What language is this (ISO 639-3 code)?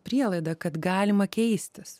lit